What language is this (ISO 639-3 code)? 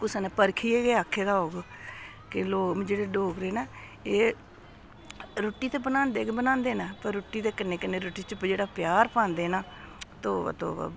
doi